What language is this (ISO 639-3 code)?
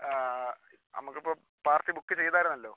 mal